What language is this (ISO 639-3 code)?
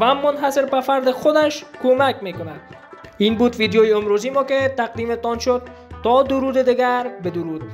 fas